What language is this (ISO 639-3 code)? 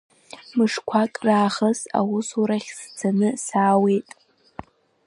abk